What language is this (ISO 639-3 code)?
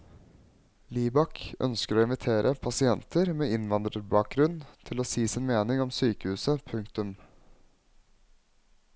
nor